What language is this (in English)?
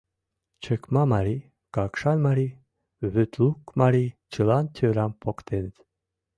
Mari